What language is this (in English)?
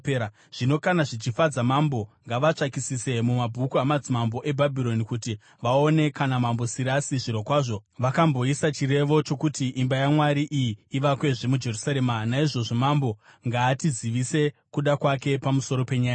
Shona